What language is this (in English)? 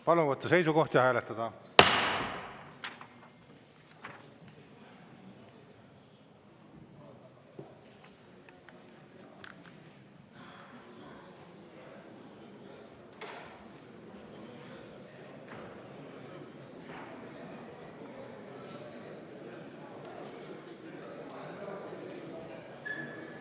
Estonian